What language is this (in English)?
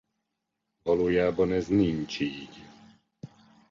Hungarian